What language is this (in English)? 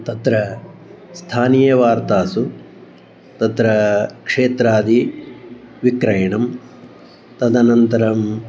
Sanskrit